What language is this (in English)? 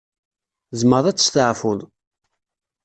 Kabyle